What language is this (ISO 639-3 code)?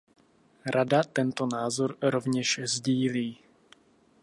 ces